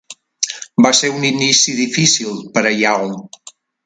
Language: Catalan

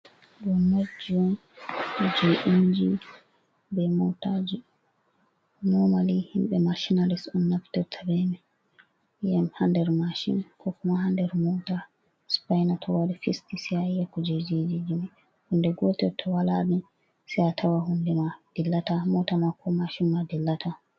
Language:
Fula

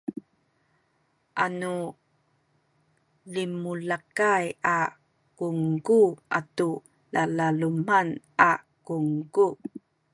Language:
Sakizaya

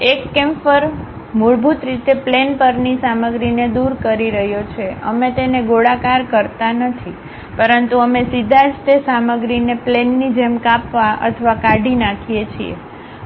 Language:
Gujarati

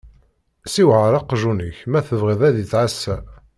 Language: Kabyle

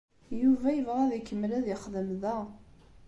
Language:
Kabyle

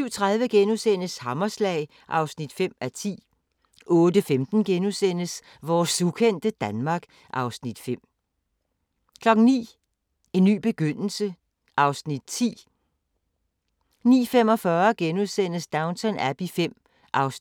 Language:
Danish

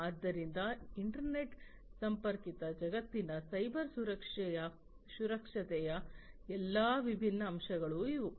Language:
Kannada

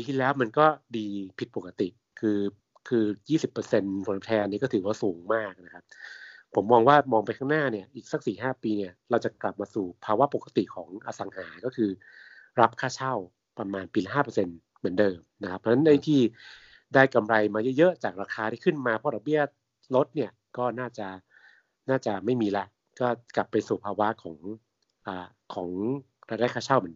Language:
Thai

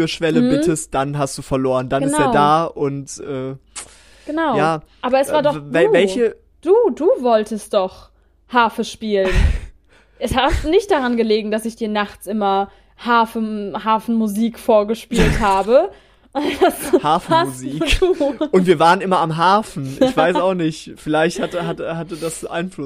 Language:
German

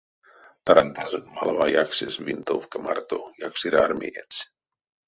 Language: Erzya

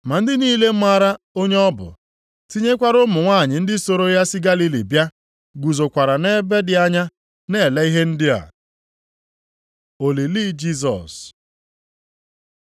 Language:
Igbo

